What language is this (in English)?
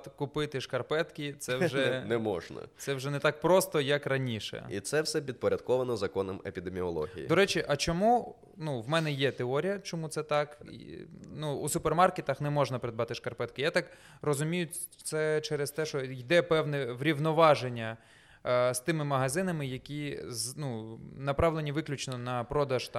Ukrainian